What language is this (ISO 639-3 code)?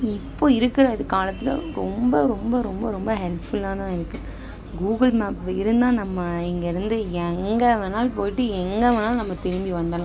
tam